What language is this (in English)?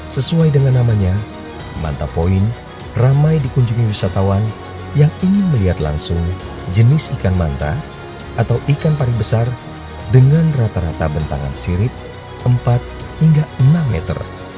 Indonesian